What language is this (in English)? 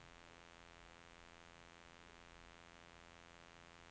Norwegian